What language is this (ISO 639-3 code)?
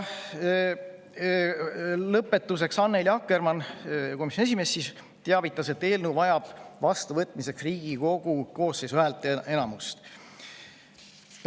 est